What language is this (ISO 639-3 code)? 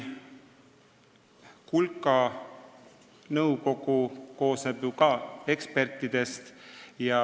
est